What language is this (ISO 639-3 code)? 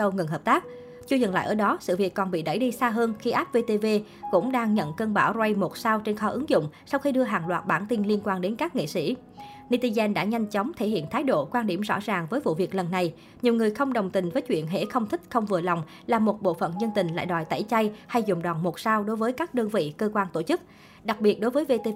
vie